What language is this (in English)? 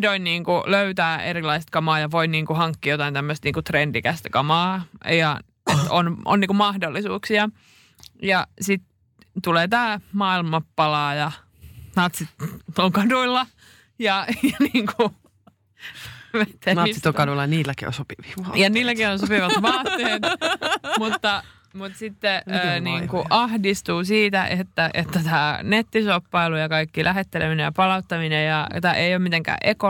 Finnish